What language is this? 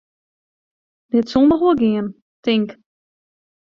Western Frisian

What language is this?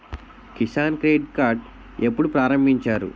Telugu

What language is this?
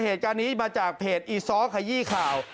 Thai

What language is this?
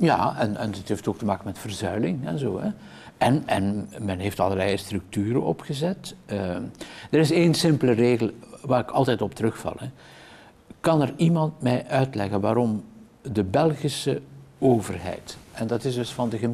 Dutch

